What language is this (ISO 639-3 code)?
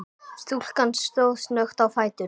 isl